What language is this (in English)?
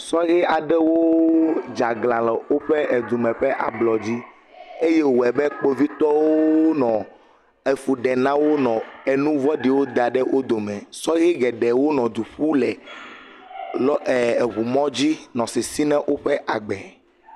Ewe